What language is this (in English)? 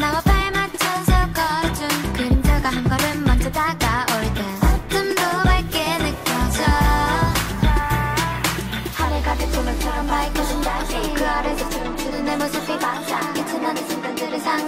Vietnamese